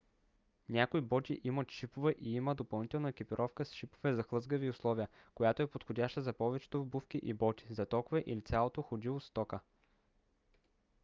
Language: Bulgarian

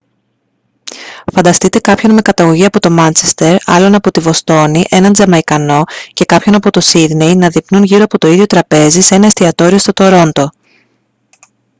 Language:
Greek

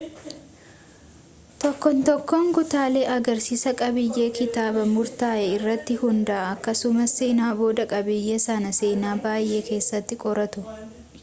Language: Oromo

